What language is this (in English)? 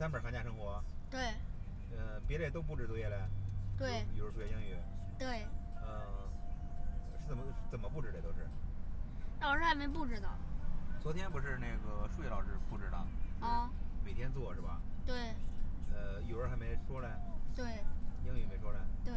Chinese